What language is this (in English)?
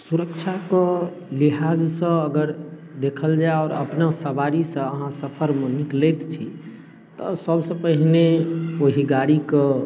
Maithili